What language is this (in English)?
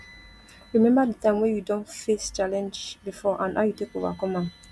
Nigerian Pidgin